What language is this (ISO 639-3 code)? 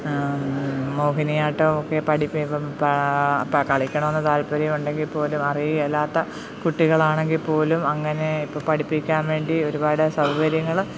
mal